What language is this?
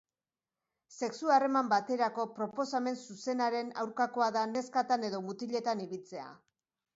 Basque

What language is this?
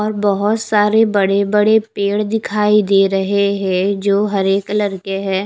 Hindi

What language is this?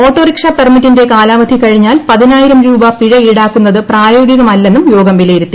Malayalam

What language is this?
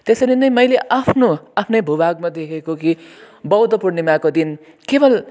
Nepali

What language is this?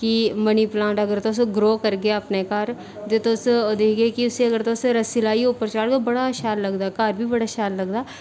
Dogri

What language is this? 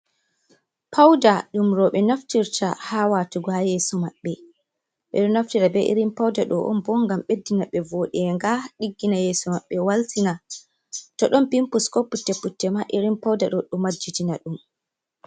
Fula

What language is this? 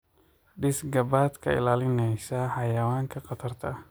Somali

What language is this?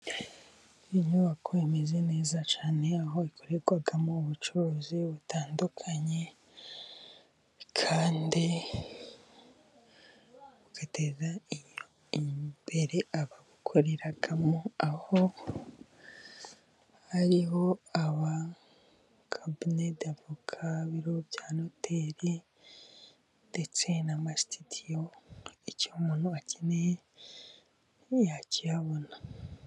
Kinyarwanda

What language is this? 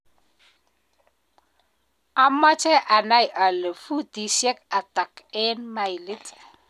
Kalenjin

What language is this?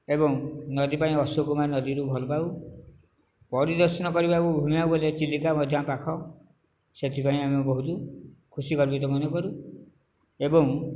Odia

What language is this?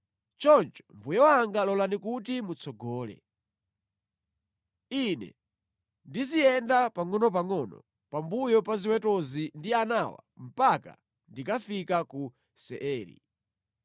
Nyanja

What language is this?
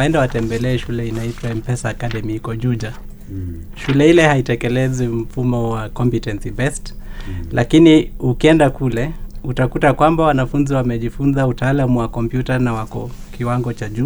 Swahili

